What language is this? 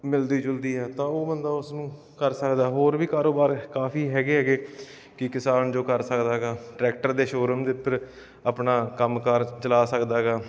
Punjabi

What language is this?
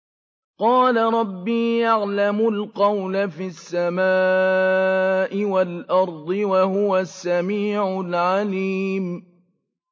Arabic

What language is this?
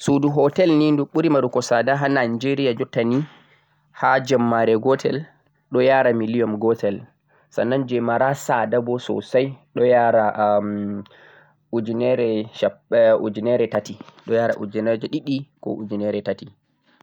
Central-Eastern Niger Fulfulde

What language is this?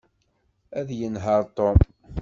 Kabyle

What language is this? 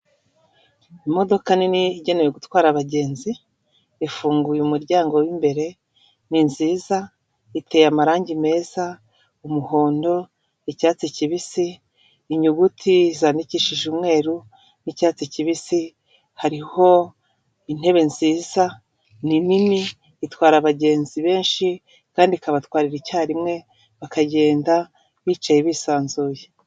Kinyarwanda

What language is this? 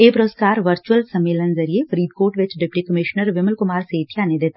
Punjabi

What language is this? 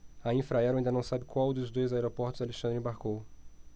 Portuguese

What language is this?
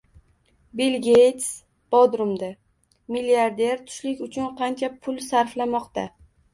Uzbek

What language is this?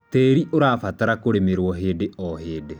Kikuyu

